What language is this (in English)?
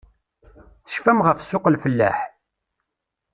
Kabyle